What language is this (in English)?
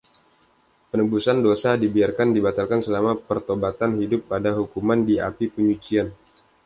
Indonesian